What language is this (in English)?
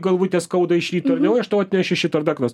Lithuanian